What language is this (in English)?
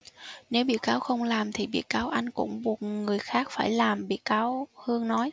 Vietnamese